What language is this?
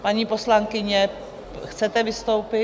Czech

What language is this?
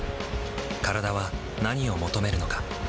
Japanese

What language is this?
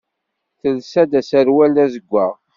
Kabyle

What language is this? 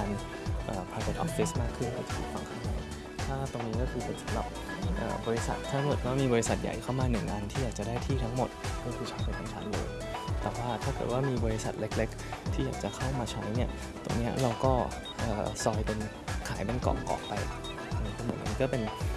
Thai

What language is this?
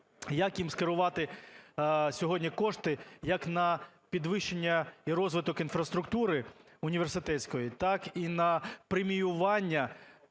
Ukrainian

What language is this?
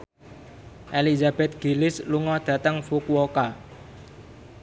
Javanese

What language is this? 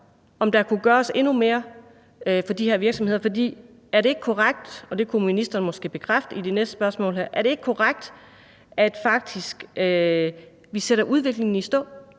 Danish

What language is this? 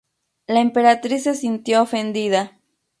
Spanish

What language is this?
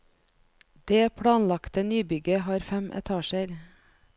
Norwegian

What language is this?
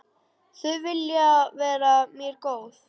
Icelandic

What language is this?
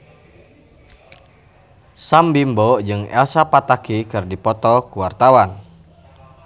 Sundanese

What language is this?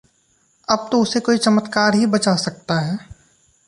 Hindi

